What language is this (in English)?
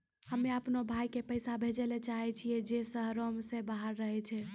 Maithili